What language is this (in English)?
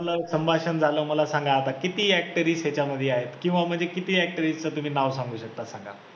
Marathi